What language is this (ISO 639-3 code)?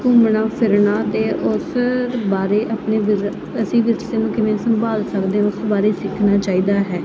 pan